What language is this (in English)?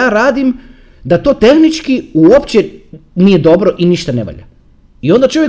Croatian